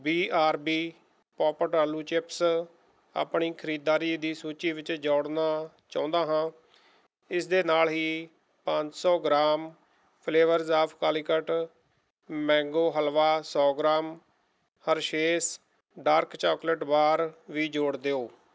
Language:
Punjabi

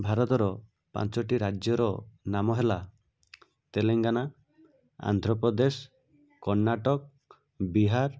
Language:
Odia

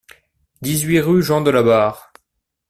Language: French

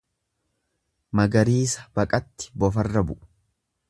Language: Oromo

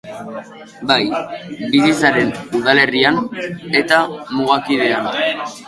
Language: Basque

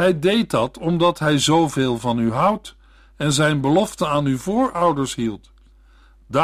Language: Dutch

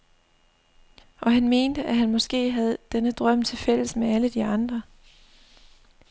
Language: Danish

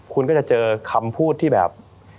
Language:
Thai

